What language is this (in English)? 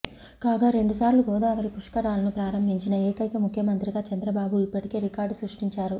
Telugu